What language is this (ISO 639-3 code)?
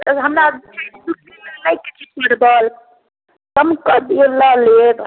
mai